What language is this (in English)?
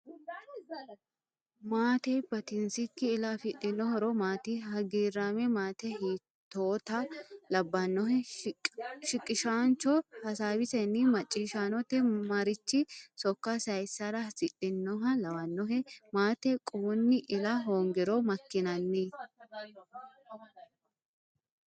Sidamo